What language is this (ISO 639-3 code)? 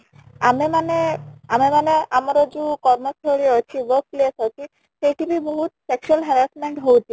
ori